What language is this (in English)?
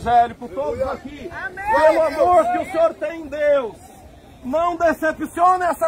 Portuguese